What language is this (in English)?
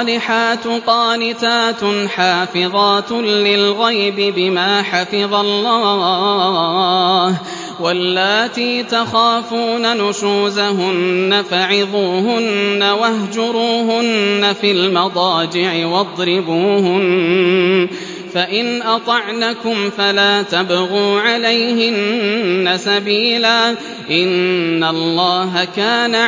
Arabic